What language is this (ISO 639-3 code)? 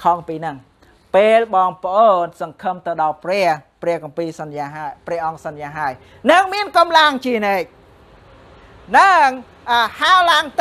tha